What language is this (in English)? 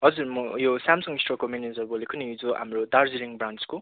Nepali